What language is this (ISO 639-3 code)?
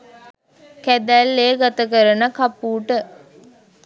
sin